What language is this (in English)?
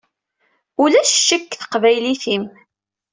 Kabyle